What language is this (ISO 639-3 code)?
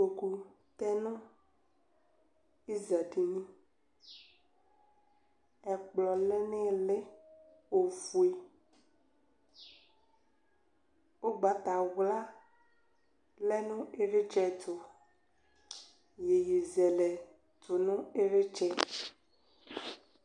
kpo